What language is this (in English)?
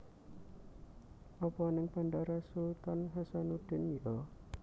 Javanese